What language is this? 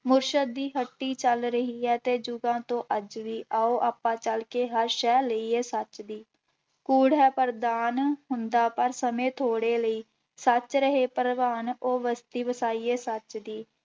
Punjabi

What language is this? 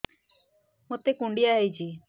Odia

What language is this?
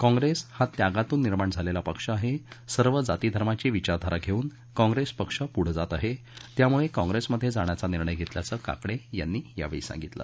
Marathi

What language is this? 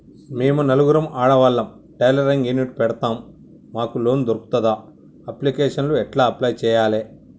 Telugu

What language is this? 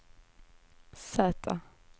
Swedish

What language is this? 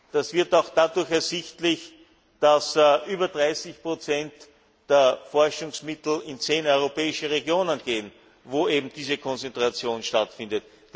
German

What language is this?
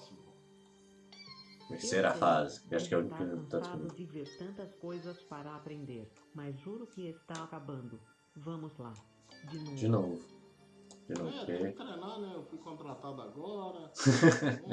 Portuguese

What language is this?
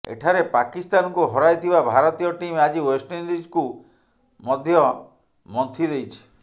Odia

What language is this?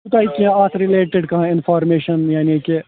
Kashmiri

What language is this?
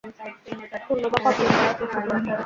Bangla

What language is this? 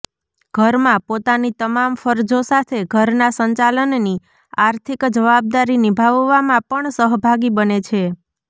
Gujarati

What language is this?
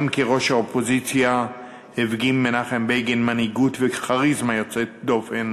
Hebrew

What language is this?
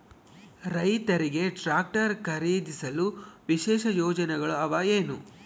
Kannada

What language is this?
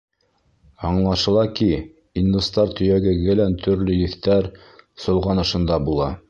Bashkir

